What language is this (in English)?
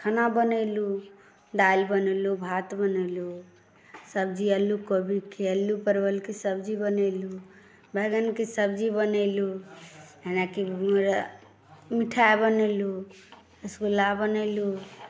Maithili